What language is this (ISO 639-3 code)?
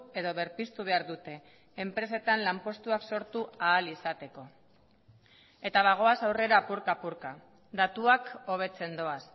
eus